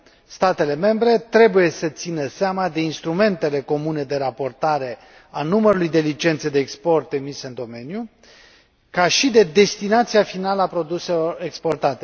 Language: Romanian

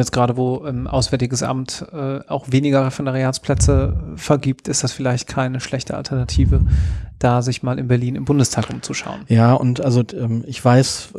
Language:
German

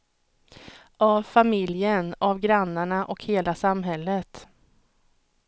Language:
Swedish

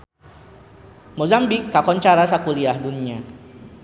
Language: Sundanese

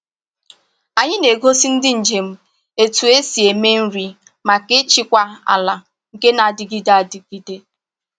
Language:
Igbo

